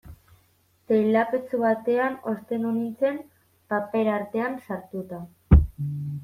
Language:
Basque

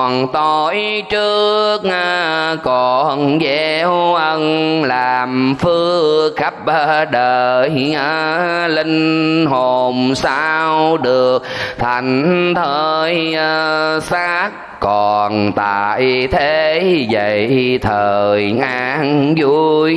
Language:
Vietnamese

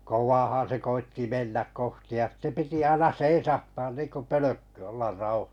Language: Finnish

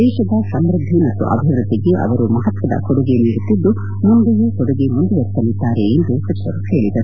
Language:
Kannada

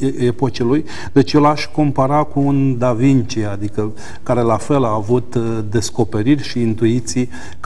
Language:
Romanian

